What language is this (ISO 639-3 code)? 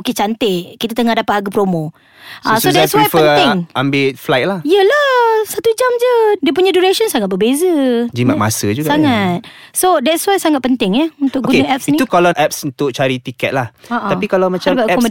msa